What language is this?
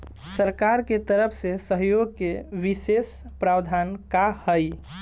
Bhojpuri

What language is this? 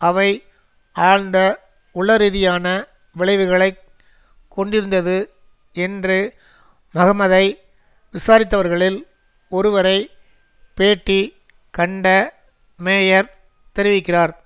Tamil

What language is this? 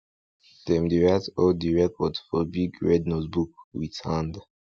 Nigerian Pidgin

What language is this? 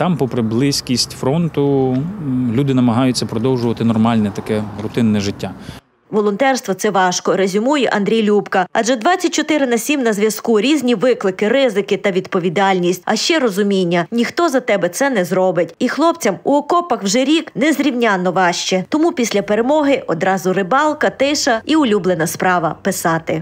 Ukrainian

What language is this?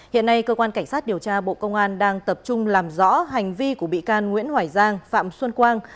Vietnamese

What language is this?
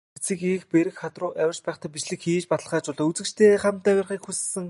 Mongolian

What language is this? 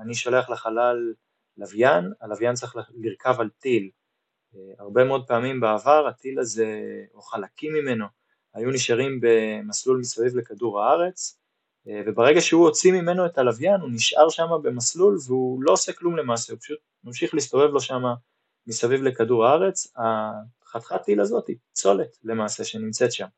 Hebrew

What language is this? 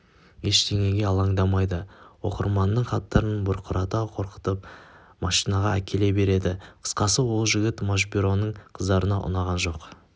Kazakh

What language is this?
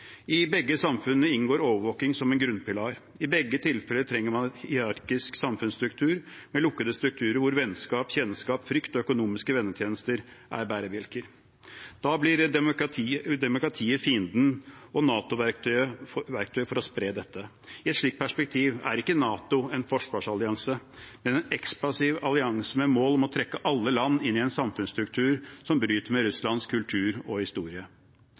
Norwegian Bokmål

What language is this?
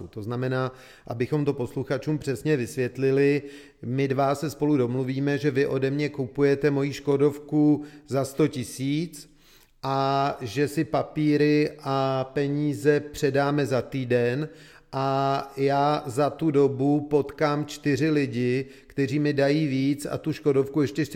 Czech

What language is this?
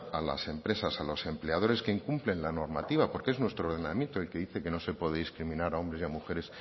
Spanish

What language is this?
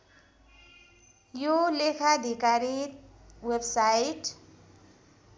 Nepali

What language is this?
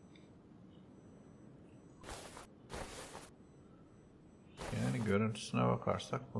Turkish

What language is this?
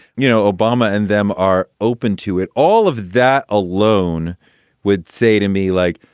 English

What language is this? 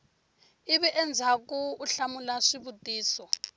Tsonga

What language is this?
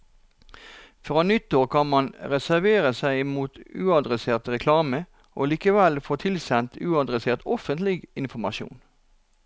Norwegian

